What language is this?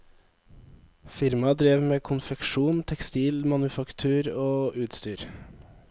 Norwegian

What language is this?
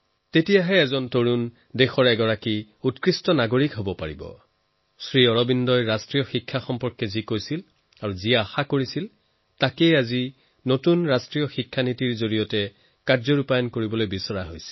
Assamese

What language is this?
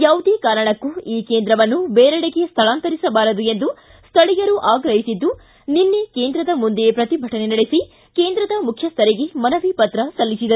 Kannada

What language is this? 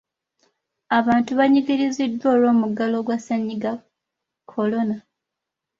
Ganda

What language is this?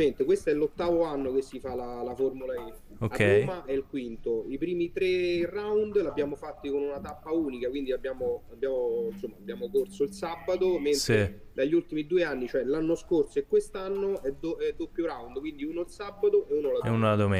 Italian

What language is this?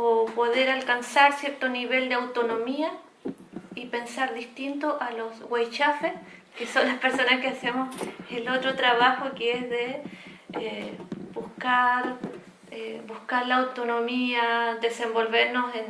Spanish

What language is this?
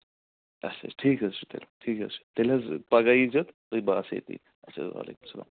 Kashmiri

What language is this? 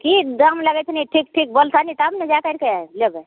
Maithili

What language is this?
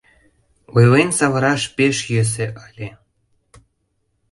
Mari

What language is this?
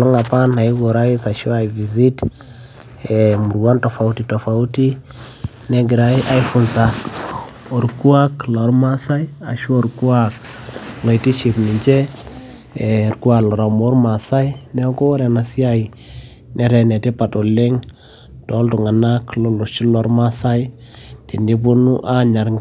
Masai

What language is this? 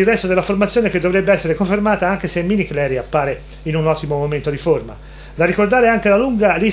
Italian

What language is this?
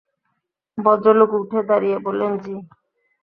Bangla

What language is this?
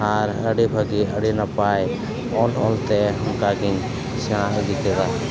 Santali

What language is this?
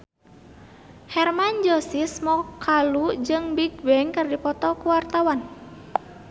Sundanese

